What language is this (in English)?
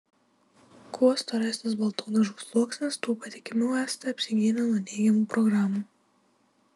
Lithuanian